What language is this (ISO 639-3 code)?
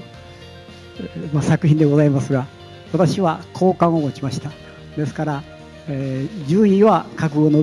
jpn